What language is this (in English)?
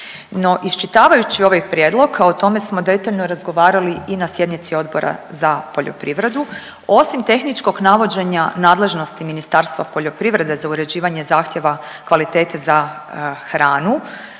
Croatian